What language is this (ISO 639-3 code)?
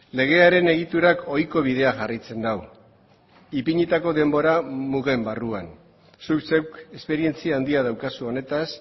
eus